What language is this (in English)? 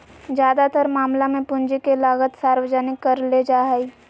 Magahi